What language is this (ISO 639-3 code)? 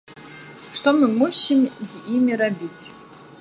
bel